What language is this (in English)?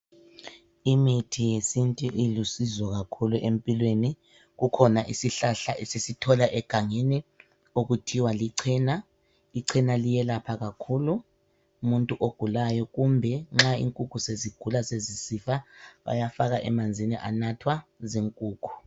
North Ndebele